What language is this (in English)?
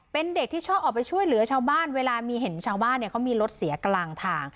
Thai